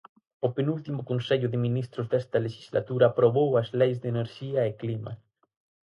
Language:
Galician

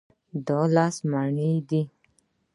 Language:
Pashto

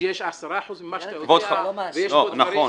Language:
Hebrew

